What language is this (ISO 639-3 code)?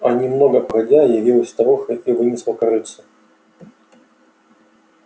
rus